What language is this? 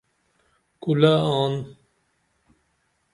Dameli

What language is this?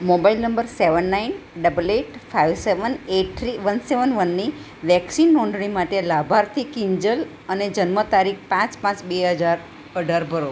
Gujarati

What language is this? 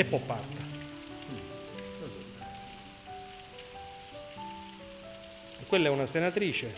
Italian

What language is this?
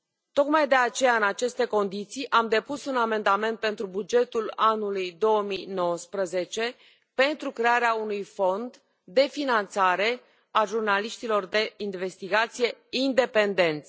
Romanian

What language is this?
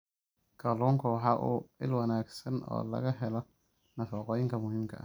Somali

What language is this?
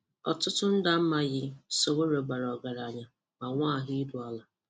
Igbo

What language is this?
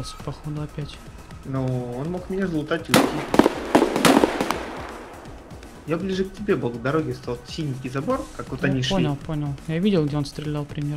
Russian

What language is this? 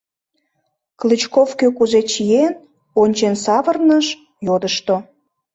Mari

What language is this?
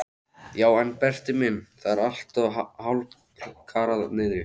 Icelandic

